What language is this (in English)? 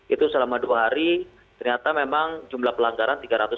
Indonesian